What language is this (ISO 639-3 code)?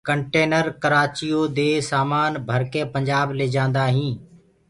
ggg